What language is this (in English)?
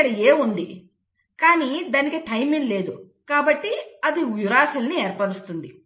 Telugu